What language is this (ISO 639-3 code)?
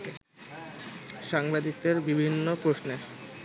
ben